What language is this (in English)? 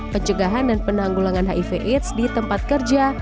Indonesian